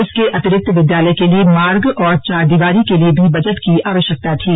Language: Hindi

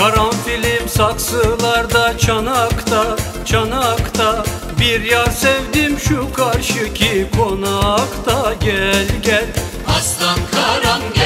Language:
Turkish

